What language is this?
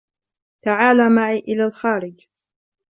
Arabic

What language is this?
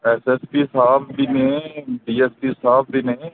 Punjabi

